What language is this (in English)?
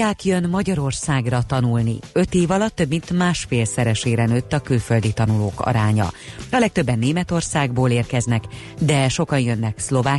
Hungarian